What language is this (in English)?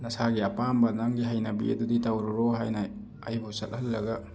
Manipuri